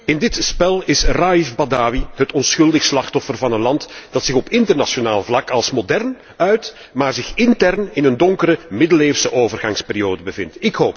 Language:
Dutch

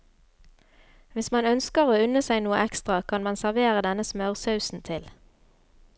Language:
Norwegian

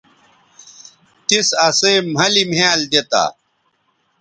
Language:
Bateri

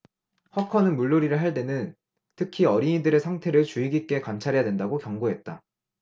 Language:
Korean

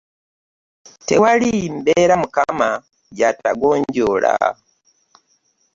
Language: Ganda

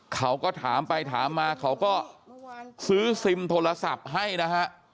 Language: Thai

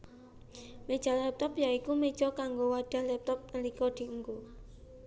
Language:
Javanese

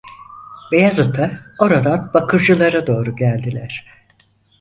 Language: Turkish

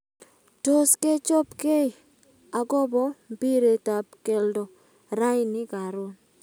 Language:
Kalenjin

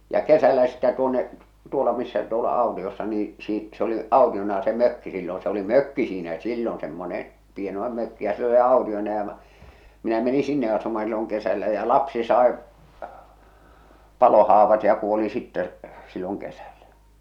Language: Finnish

